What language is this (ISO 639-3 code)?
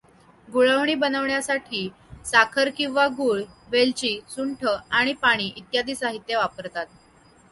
mar